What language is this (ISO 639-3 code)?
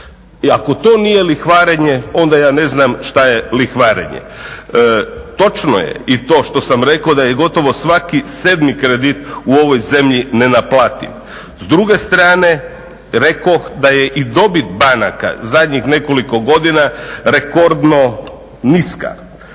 hrv